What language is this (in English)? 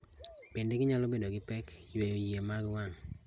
Luo (Kenya and Tanzania)